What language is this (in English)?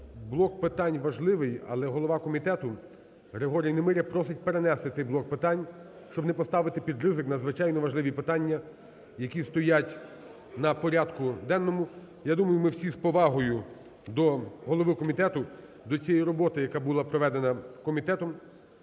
Ukrainian